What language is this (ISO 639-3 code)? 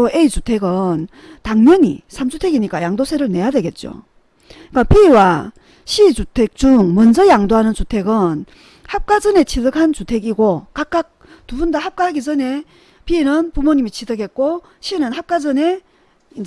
kor